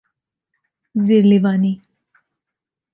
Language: Persian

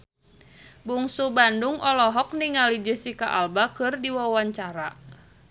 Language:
Sundanese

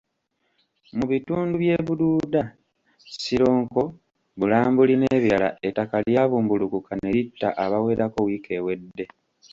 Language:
Ganda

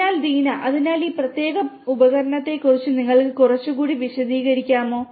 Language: Malayalam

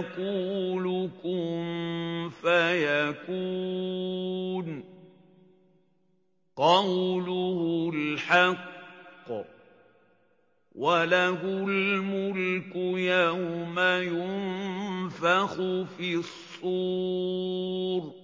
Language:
Arabic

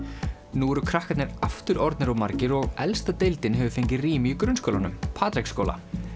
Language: Icelandic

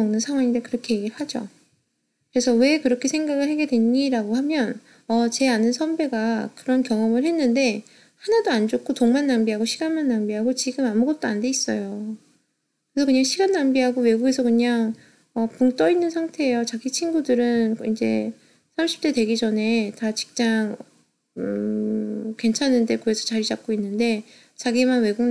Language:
Korean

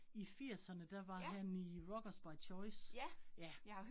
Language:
Danish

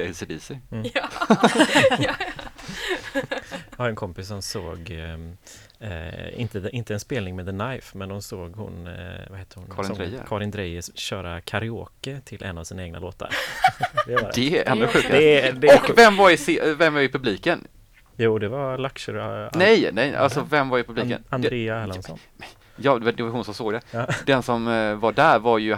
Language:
Swedish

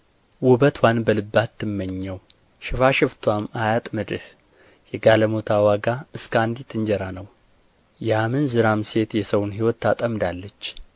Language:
Amharic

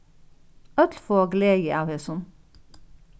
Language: Faroese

